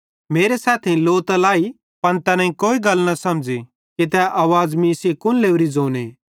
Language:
Bhadrawahi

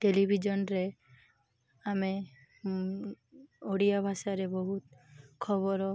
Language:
Odia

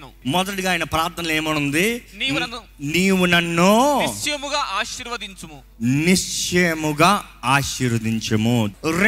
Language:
Telugu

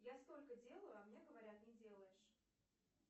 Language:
Russian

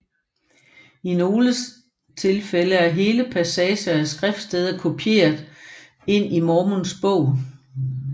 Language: Danish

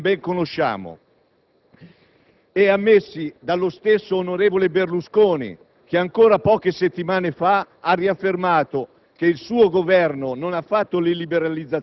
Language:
Italian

